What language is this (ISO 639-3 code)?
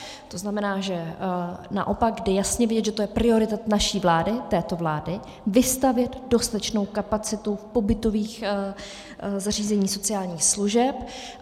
ces